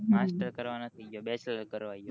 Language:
Gujarati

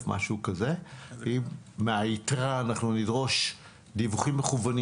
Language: Hebrew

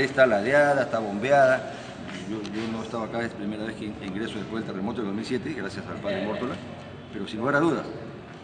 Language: Spanish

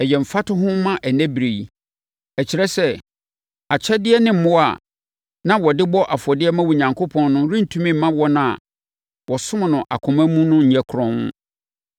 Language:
Akan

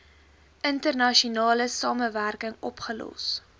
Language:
Afrikaans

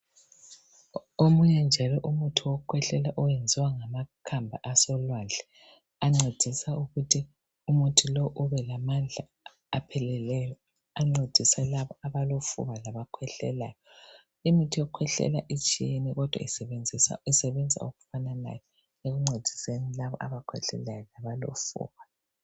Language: North Ndebele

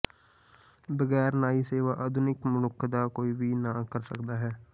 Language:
Punjabi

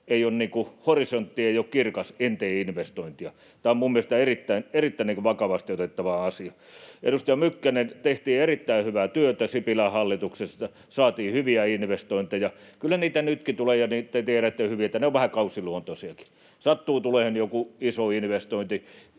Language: Finnish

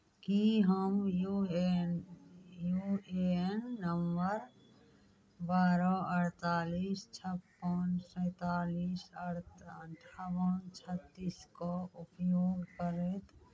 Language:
Maithili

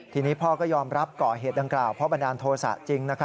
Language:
Thai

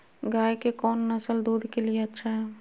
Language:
Magahi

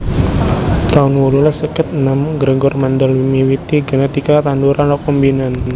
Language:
Javanese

